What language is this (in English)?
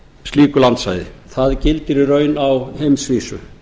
Icelandic